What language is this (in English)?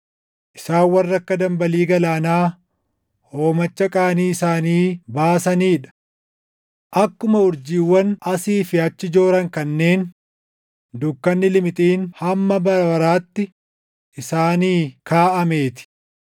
Oromo